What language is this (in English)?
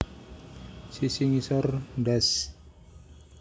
Javanese